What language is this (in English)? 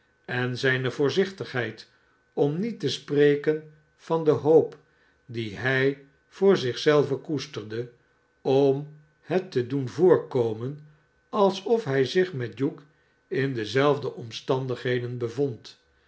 Dutch